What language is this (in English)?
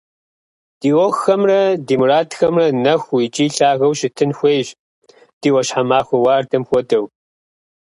Kabardian